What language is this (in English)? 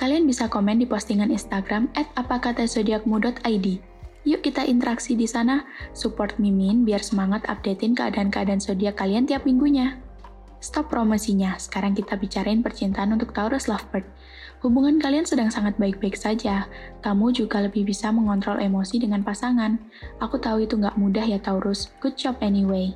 Indonesian